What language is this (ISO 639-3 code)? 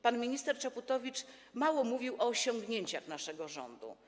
pol